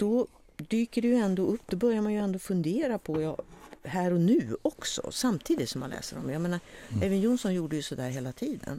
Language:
Swedish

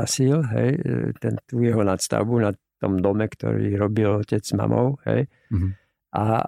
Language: Slovak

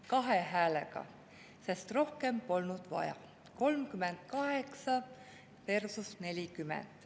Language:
Estonian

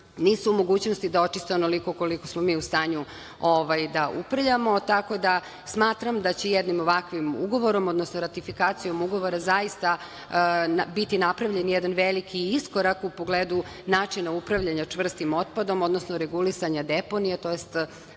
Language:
Serbian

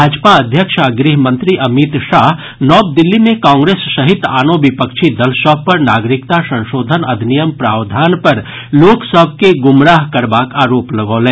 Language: Maithili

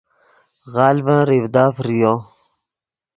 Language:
Yidgha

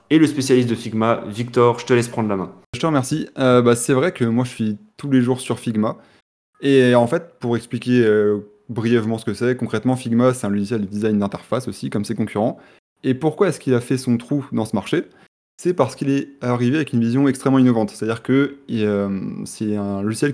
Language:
French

